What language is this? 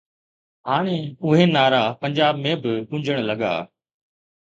Sindhi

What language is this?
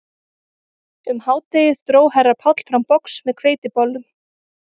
Icelandic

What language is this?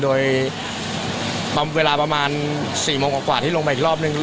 Thai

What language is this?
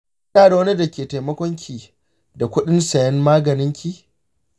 Hausa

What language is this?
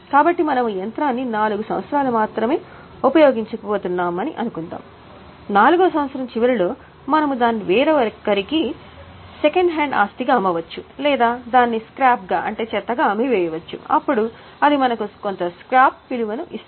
Telugu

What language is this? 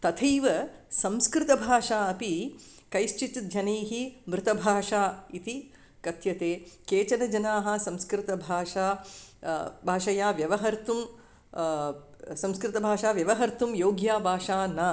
Sanskrit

